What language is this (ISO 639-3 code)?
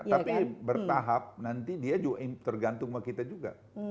ind